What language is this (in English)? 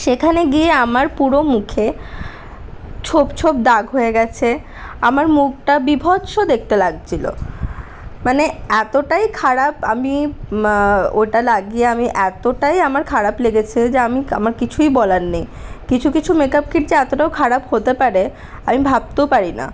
Bangla